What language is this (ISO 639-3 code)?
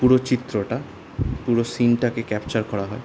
ben